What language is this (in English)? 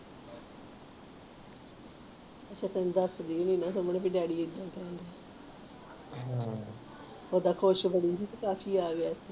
Punjabi